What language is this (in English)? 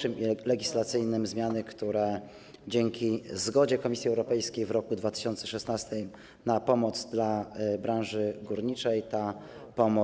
Polish